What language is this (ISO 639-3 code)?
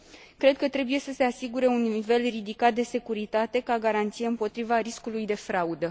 ron